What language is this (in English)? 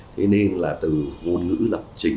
Vietnamese